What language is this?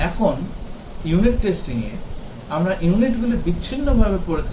Bangla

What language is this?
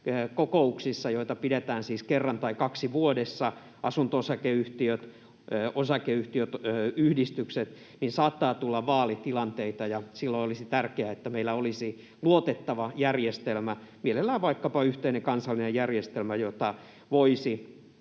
Finnish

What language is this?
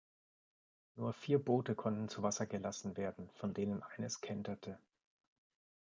German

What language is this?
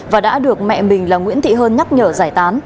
Vietnamese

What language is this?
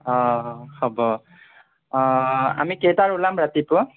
Assamese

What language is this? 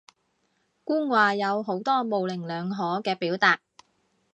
Cantonese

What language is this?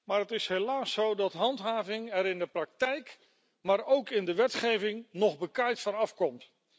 Dutch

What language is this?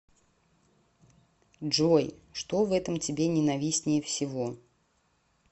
Russian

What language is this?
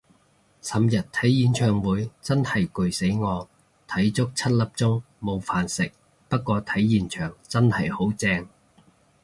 Cantonese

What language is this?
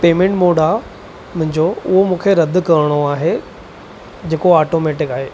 Sindhi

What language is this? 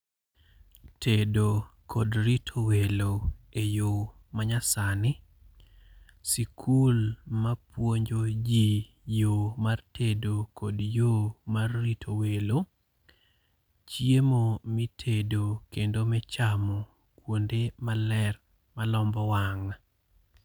Luo (Kenya and Tanzania)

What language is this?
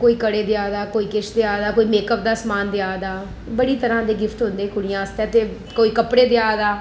Dogri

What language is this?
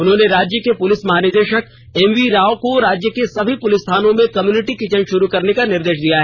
Hindi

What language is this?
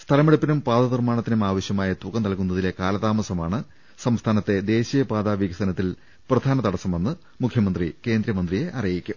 Malayalam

